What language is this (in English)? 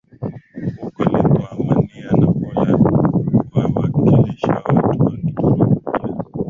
Swahili